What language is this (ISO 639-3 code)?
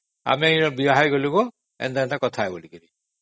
ori